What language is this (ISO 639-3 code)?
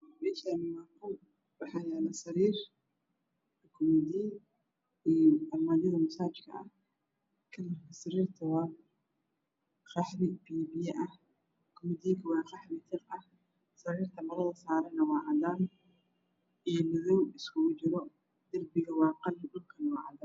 som